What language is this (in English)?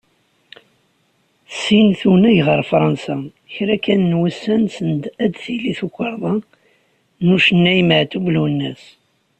Kabyle